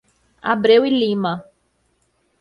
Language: Portuguese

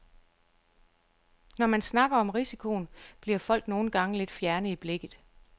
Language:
Danish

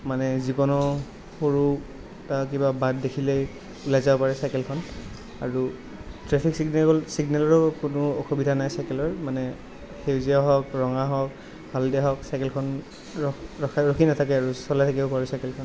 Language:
Assamese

